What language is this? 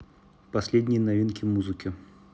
Russian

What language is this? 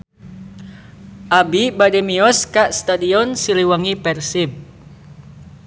Sundanese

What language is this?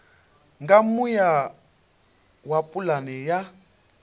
Venda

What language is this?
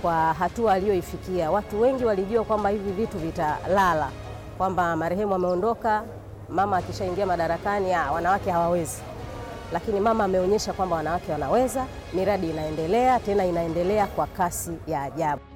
Swahili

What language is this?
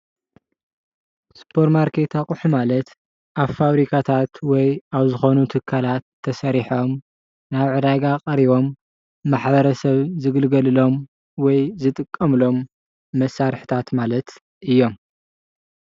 Tigrinya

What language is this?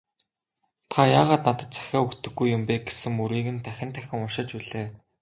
Mongolian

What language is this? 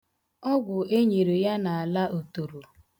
Igbo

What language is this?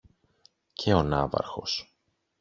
Greek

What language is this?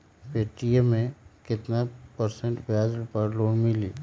Magahi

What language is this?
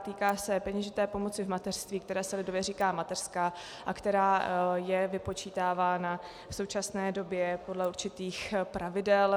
Czech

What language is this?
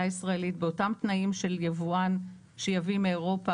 Hebrew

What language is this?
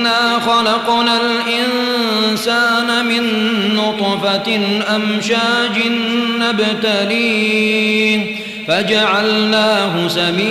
Arabic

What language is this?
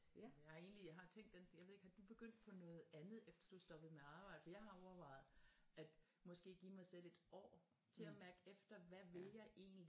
Danish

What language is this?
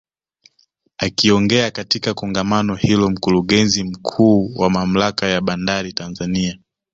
Swahili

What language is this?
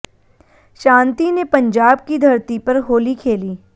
Hindi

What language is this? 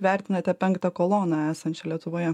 Lithuanian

